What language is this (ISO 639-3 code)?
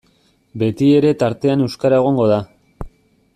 eus